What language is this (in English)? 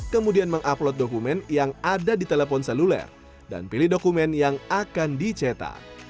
Indonesian